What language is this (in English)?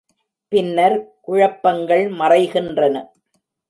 Tamil